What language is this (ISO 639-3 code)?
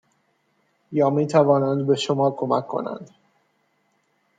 fas